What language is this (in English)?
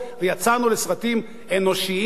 Hebrew